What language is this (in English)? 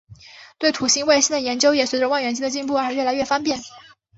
Chinese